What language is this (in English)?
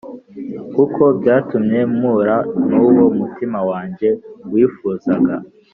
Kinyarwanda